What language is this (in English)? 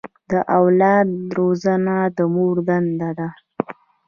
Pashto